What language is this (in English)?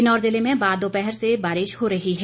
Hindi